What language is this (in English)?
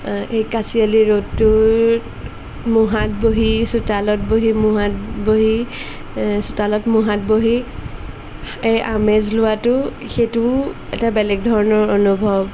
Assamese